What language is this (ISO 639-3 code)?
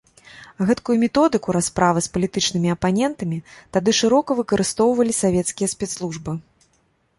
bel